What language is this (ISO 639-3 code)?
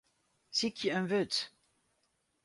fry